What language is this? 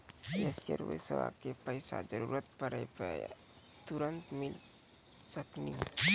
Maithili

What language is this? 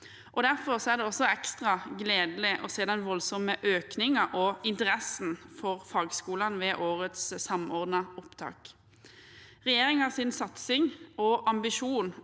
Norwegian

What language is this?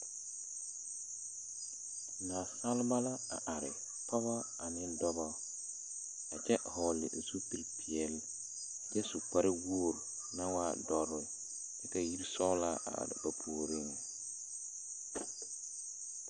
Southern Dagaare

